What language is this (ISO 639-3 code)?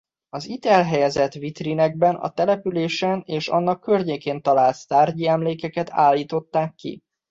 hun